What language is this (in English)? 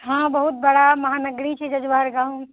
Maithili